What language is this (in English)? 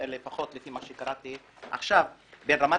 Hebrew